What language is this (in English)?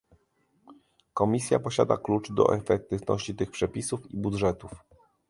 Polish